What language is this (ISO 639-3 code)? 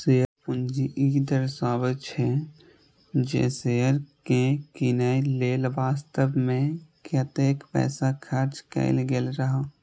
mai